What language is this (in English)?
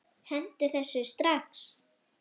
Icelandic